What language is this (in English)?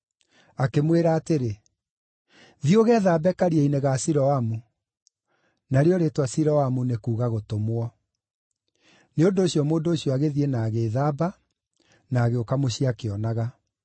Kikuyu